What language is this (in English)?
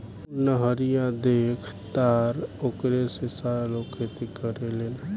Bhojpuri